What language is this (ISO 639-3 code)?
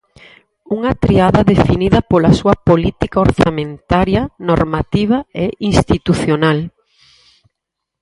glg